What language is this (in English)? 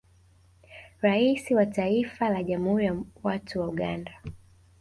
Swahili